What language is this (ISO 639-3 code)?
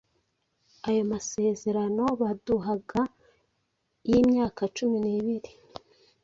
kin